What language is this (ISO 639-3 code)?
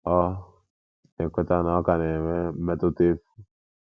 ibo